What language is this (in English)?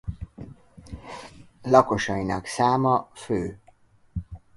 Hungarian